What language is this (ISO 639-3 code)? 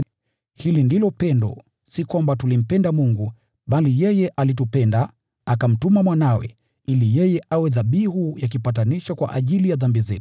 swa